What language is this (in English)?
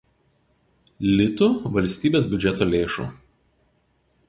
Lithuanian